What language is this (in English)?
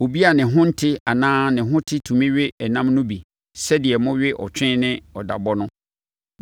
Akan